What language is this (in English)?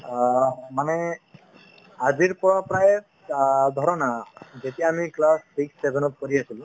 Assamese